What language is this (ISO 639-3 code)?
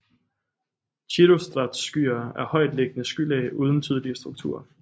dan